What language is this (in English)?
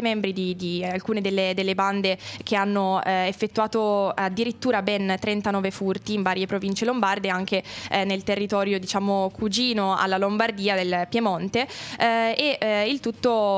Italian